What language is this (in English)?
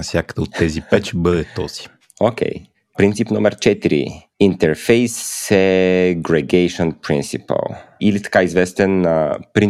Bulgarian